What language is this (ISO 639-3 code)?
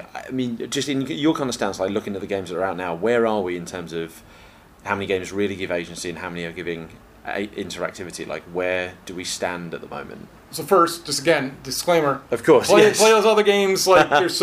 eng